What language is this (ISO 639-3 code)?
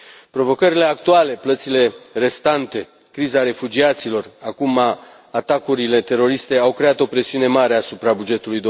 ron